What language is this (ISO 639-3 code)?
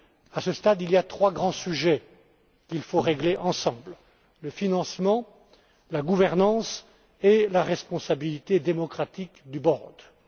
fra